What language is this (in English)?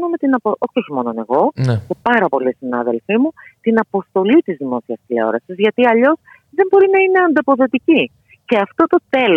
Greek